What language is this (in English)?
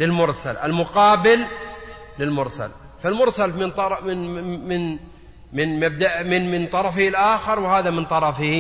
Arabic